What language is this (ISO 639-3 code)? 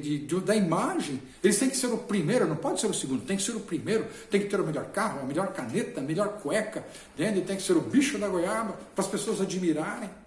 por